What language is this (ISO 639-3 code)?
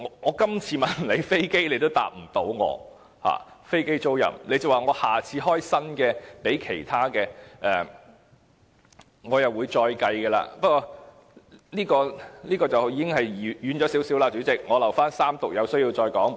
yue